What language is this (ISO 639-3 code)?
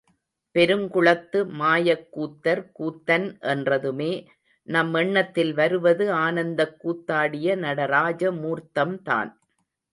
tam